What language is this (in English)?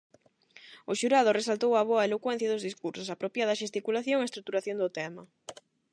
Galician